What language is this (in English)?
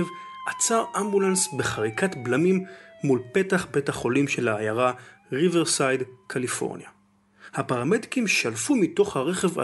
Hebrew